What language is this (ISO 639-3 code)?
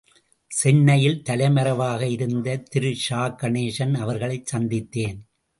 tam